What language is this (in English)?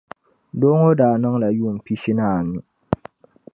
Dagbani